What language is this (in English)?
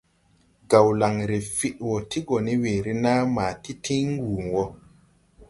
Tupuri